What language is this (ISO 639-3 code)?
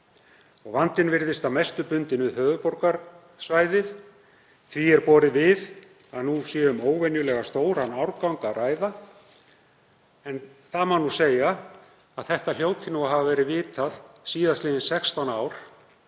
isl